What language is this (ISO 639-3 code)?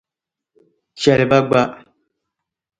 dag